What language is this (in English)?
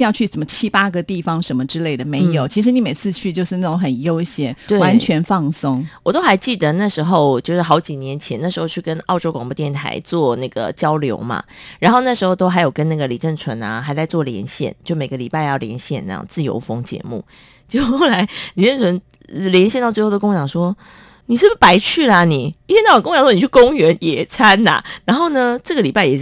Chinese